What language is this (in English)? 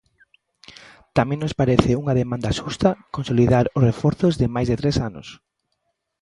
Galician